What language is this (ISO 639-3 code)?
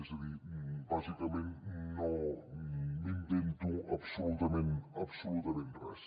cat